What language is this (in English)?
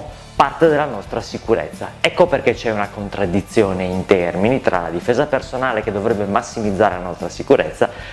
Italian